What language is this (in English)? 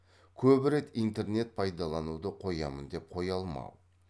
Kazakh